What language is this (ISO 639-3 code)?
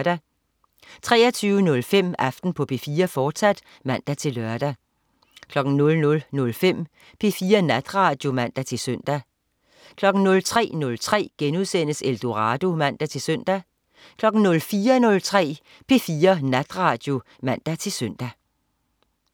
dan